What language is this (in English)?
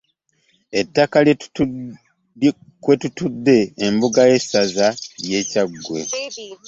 Ganda